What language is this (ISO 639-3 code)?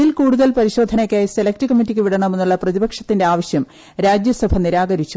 mal